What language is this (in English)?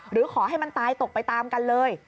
Thai